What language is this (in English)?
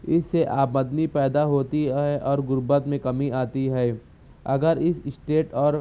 Urdu